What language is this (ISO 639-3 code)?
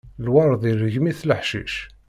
kab